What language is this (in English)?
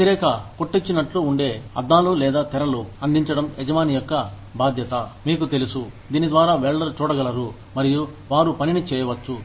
Telugu